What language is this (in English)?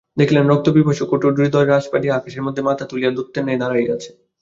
Bangla